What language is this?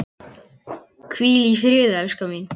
Icelandic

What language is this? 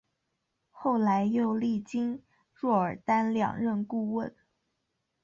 Chinese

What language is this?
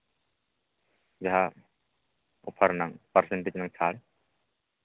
Santali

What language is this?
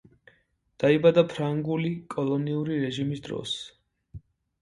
Georgian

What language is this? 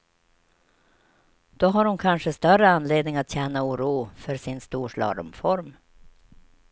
Swedish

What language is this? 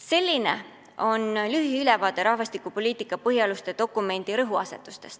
Estonian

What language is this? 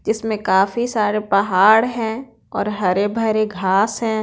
Hindi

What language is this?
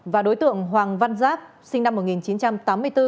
Vietnamese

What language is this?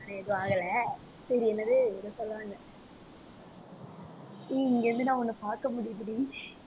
Tamil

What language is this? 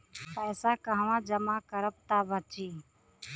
Bhojpuri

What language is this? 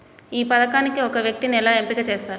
Telugu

